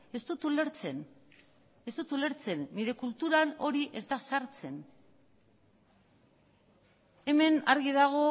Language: Basque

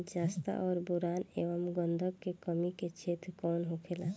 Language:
Bhojpuri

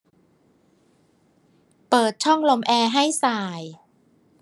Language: Thai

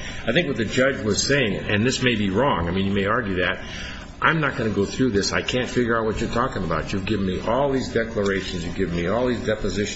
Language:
English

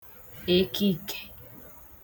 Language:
Igbo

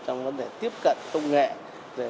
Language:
Vietnamese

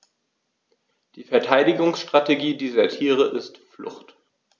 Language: German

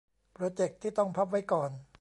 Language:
Thai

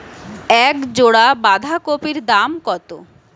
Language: Bangla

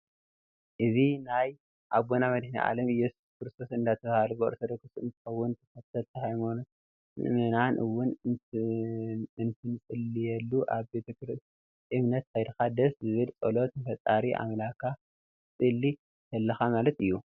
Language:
Tigrinya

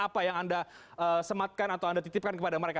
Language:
Indonesian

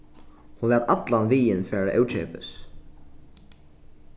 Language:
Faroese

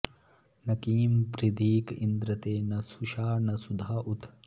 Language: Sanskrit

